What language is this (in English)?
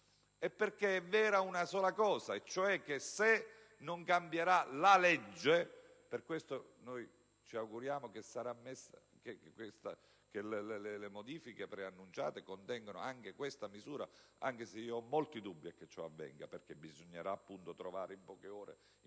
Italian